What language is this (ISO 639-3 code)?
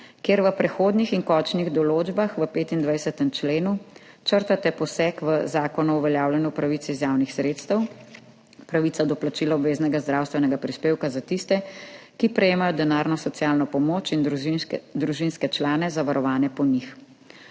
slv